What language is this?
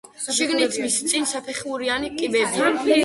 Georgian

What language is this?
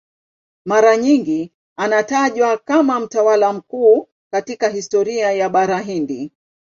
Swahili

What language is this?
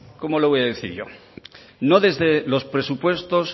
Spanish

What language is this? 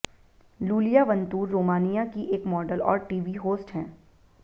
Hindi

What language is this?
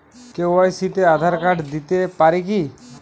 Bangla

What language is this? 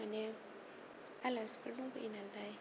Bodo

